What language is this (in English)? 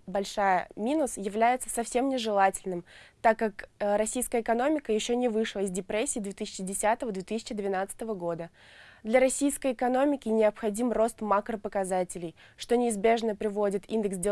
Russian